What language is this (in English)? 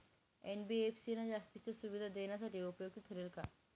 Marathi